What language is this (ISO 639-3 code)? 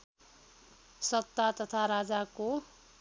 nep